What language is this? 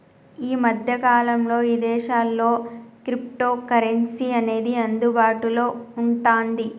Telugu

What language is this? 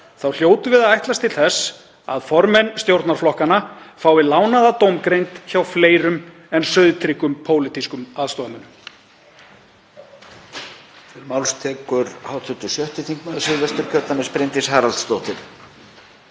Icelandic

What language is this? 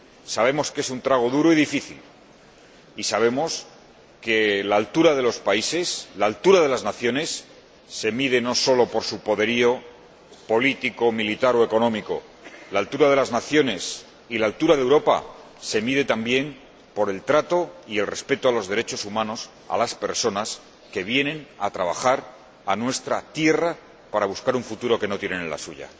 Spanish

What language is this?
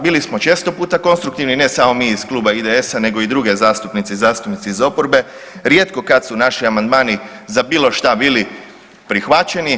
Croatian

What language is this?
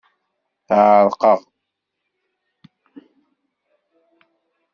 Kabyle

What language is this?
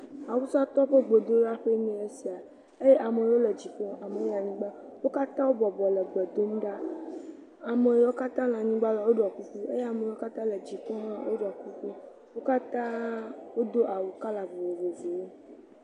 Ewe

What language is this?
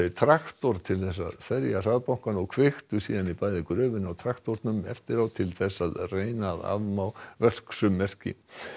Icelandic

